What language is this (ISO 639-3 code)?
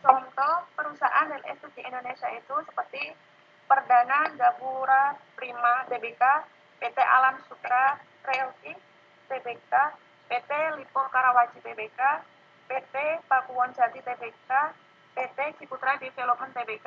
ind